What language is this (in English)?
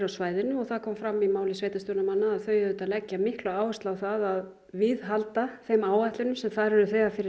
Icelandic